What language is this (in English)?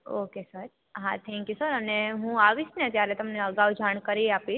Gujarati